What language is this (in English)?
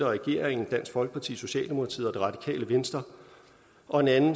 Danish